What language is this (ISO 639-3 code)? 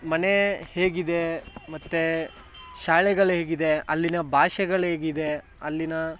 kan